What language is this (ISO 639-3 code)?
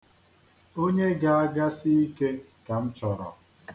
ibo